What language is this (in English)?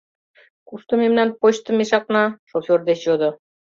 Mari